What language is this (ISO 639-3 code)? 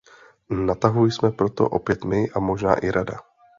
ces